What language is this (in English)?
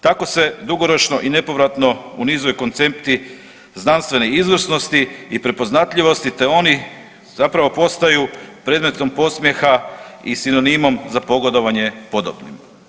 Croatian